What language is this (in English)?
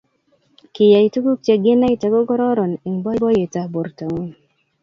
Kalenjin